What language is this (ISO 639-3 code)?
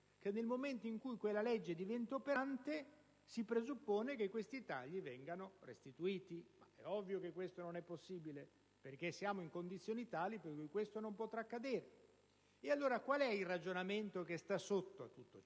ita